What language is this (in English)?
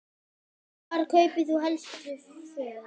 Icelandic